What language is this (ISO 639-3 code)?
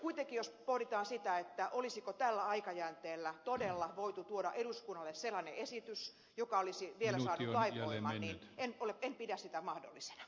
fin